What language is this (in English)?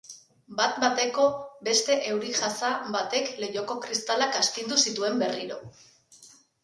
Basque